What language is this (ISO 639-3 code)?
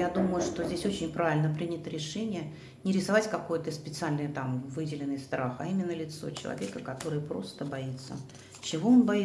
rus